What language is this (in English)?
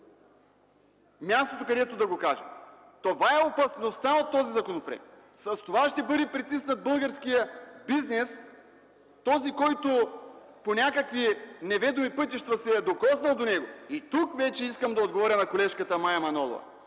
Bulgarian